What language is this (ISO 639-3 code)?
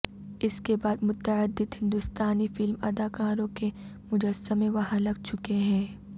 urd